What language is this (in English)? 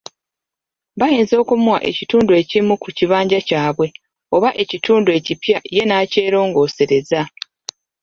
Ganda